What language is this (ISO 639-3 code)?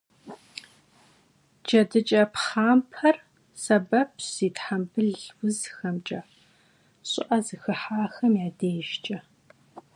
kbd